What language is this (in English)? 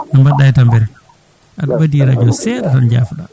Fula